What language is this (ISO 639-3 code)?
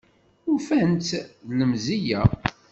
kab